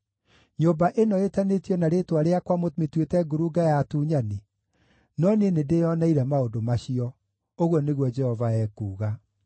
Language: Kikuyu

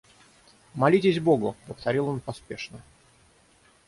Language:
Russian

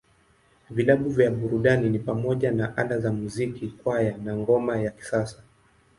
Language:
Swahili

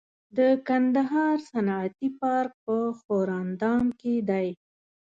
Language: Pashto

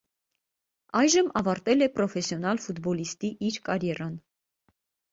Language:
Armenian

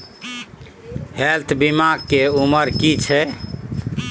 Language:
Maithili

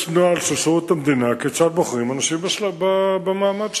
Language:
Hebrew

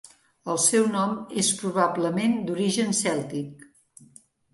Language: Catalan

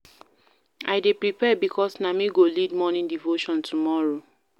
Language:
Nigerian Pidgin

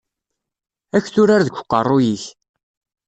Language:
Kabyle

